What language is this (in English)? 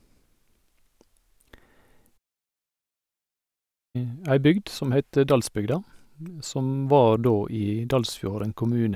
Norwegian